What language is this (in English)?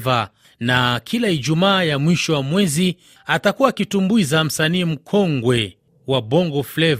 Swahili